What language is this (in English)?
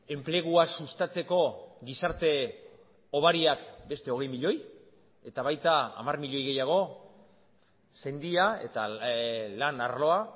Basque